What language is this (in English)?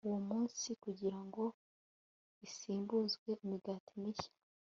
Kinyarwanda